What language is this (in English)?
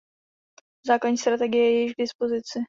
Czech